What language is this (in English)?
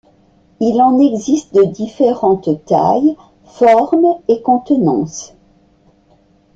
French